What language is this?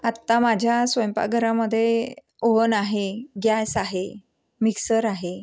Marathi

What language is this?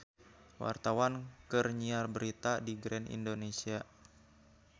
Sundanese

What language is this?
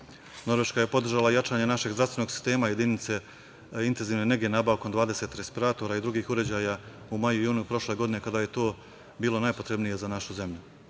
Serbian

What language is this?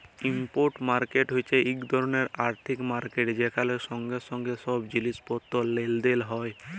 Bangla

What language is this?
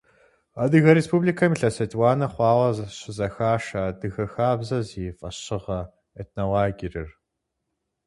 Kabardian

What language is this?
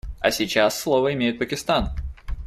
Russian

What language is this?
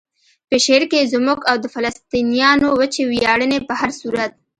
Pashto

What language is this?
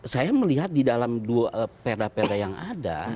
Indonesian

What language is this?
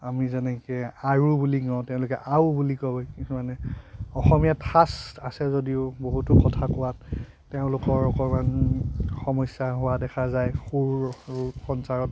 Assamese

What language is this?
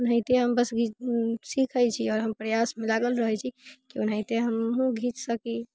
Maithili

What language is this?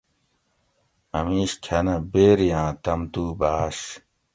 Gawri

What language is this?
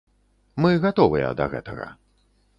Belarusian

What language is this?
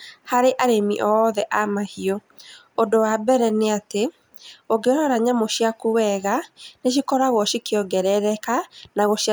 Kikuyu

